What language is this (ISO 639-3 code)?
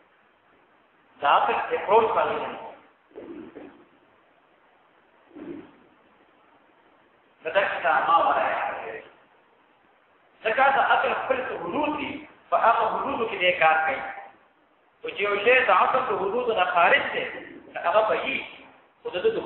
ara